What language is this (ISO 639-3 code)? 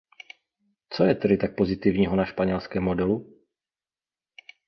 ces